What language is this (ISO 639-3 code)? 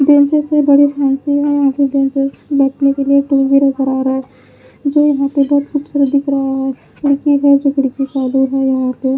hin